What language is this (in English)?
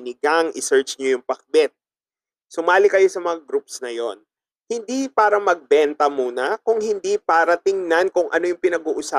Filipino